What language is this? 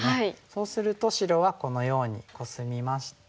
Japanese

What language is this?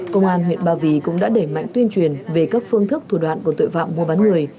Vietnamese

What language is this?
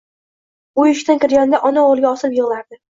Uzbek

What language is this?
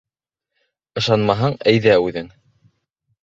Bashkir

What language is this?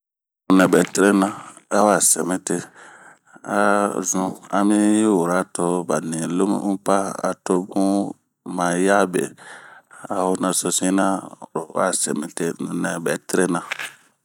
Bomu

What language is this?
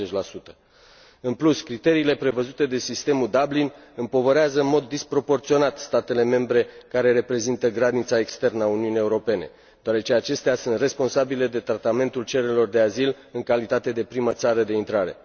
Romanian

